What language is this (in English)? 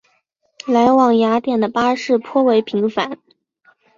Chinese